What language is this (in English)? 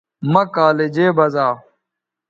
Bateri